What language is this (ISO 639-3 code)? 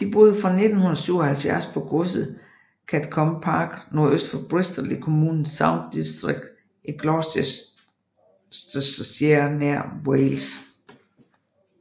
dan